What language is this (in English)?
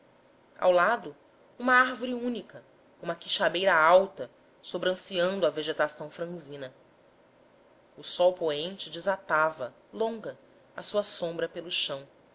Portuguese